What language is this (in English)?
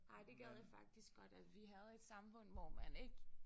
Danish